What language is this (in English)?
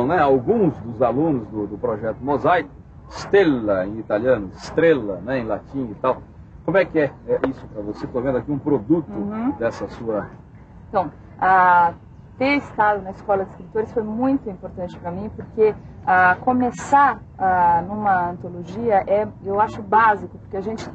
Portuguese